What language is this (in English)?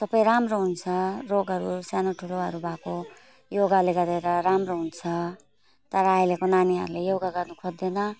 Nepali